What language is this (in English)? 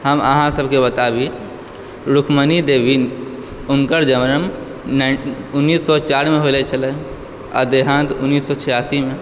Maithili